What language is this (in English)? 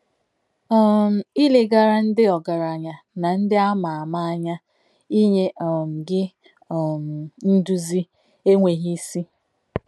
Igbo